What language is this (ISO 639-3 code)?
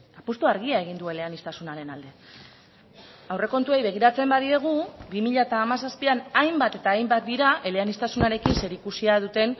eus